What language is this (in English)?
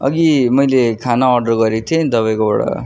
Nepali